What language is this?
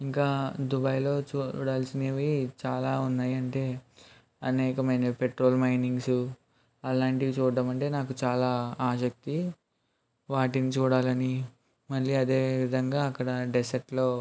Telugu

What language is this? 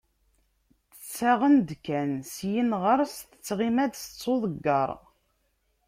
Kabyle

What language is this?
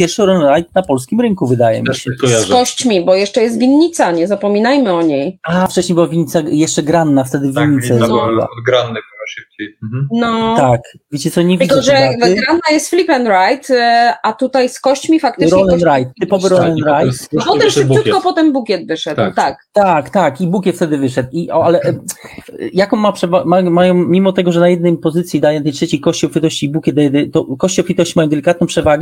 Polish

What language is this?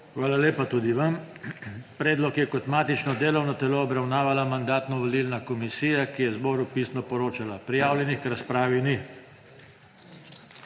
Slovenian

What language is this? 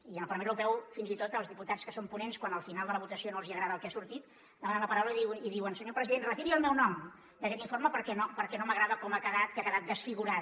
Catalan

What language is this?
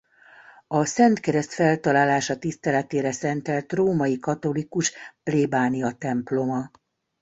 Hungarian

